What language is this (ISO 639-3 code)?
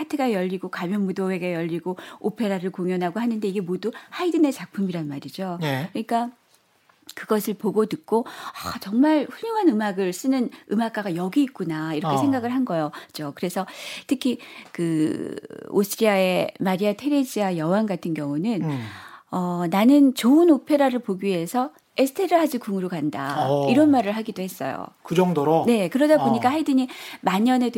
kor